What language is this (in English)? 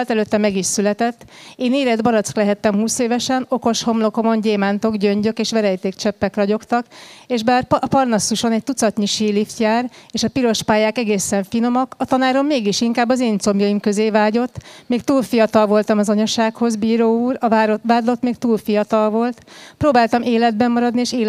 Hungarian